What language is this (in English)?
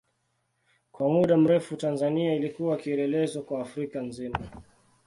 Swahili